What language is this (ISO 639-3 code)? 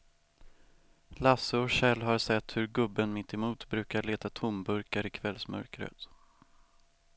swe